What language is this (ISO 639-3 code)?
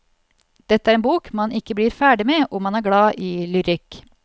nor